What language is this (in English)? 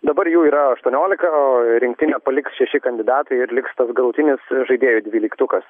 Lithuanian